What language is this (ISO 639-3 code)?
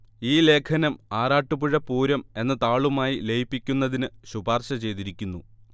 mal